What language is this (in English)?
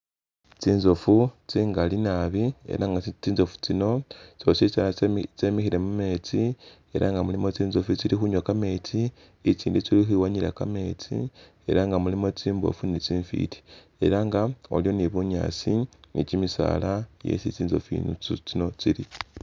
Masaaba